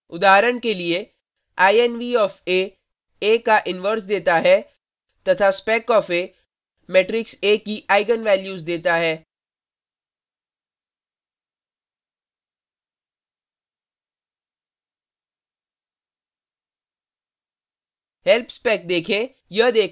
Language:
Hindi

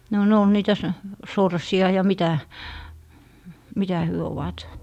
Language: Finnish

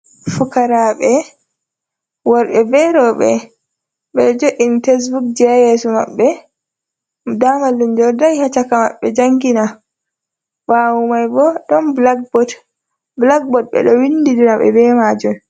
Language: Fula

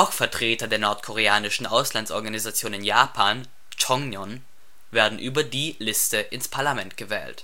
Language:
German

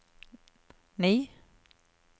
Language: Norwegian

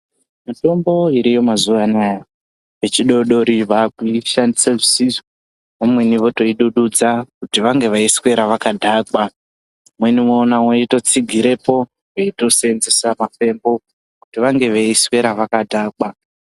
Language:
Ndau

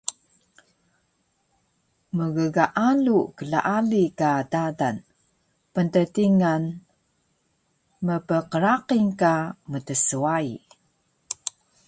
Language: Taroko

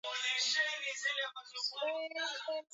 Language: Swahili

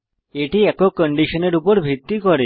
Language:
Bangla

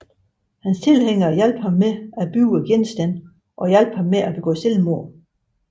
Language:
Danish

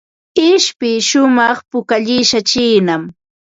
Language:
Ambo-Pasco Quechua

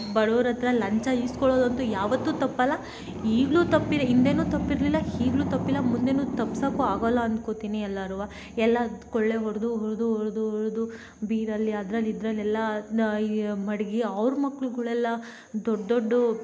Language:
Kannada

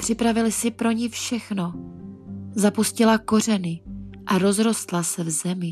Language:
Czech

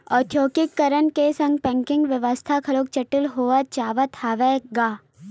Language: Chhattisgarhi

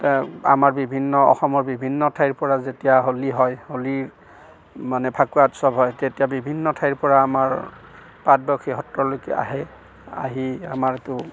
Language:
Assamese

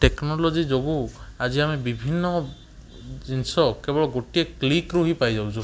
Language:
Odia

